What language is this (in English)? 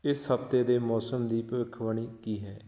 Punjabi